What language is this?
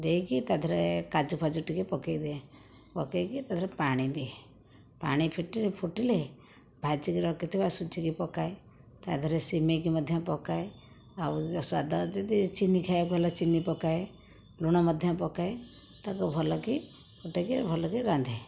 Odia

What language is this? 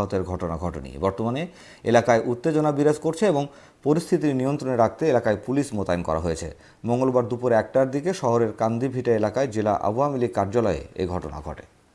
Turkish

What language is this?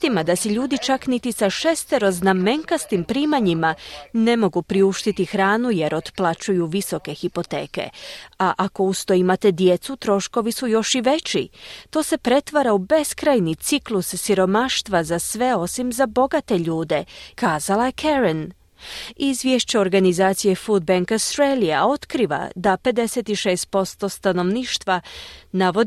Croatian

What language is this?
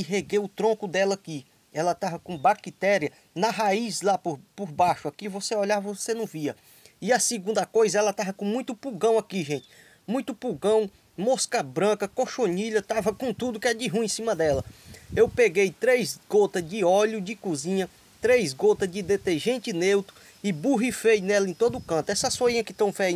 Portuguese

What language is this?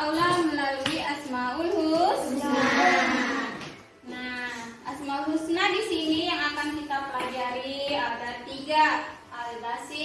Indonesian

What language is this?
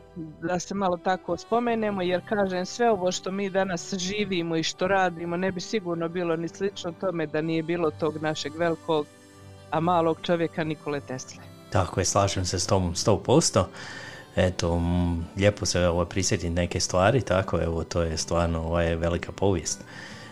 Croatian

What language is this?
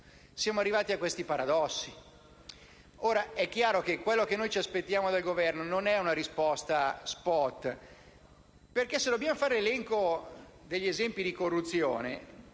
Italian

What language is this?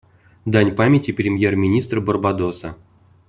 Russian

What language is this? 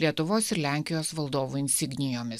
Lithuanian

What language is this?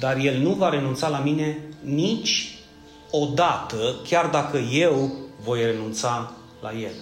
Romanian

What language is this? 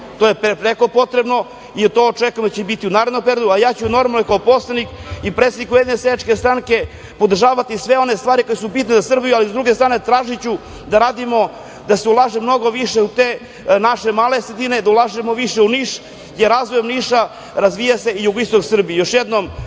Serbian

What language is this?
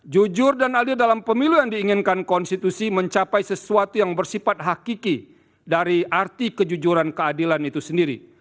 Indonesian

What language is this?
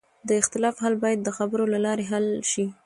Pashto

